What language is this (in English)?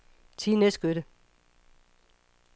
Danish